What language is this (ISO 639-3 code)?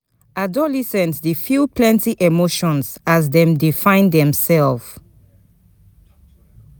pcm